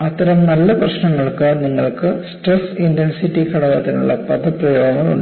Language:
Malayalam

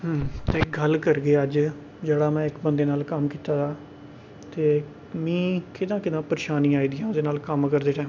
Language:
Dogri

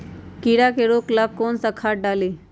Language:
Magahi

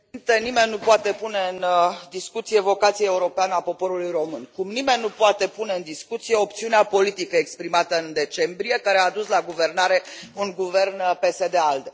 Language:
Romanian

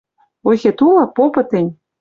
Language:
Western Mari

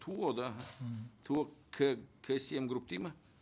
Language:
Kazakh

